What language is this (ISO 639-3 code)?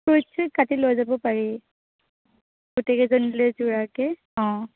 asm